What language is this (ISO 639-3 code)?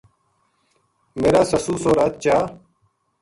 gju